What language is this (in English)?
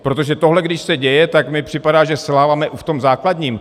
Czech